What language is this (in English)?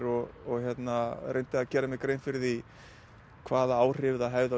Icelandic